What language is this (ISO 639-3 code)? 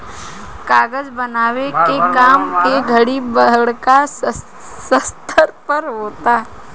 bho